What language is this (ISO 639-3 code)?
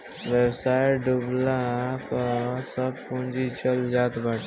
bho